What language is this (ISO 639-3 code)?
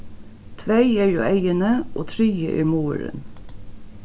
fao